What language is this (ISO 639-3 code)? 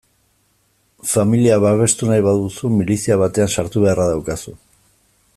eus